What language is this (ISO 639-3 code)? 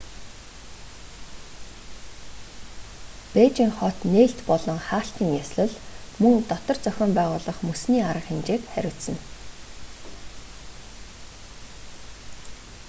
mon